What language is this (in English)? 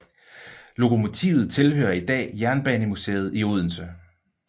Danish